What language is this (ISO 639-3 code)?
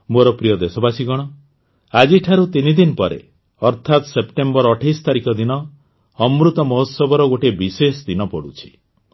ori